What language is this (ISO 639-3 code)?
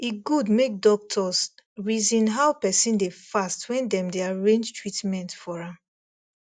pcm